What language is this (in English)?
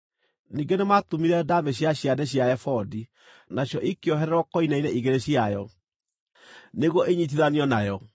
Kikuyu